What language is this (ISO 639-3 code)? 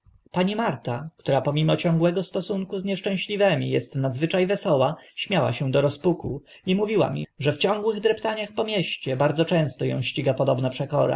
pol